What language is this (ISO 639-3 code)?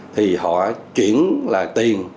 vie